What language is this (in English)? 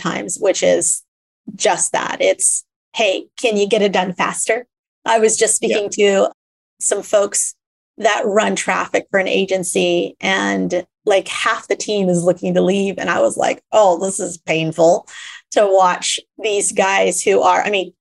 English